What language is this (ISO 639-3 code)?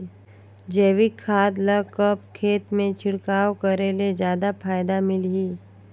hne